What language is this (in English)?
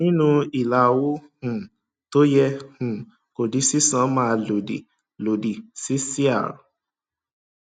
Yoruba